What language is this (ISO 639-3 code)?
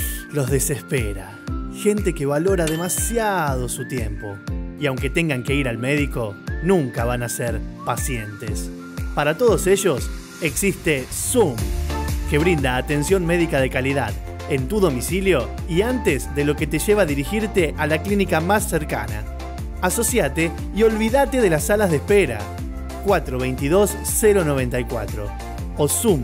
spa